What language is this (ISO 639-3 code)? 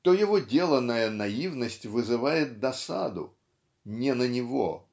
rus